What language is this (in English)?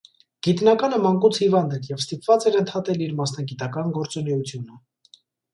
Armenian